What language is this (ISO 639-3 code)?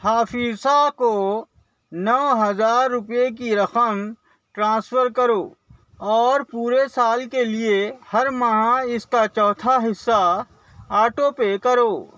urd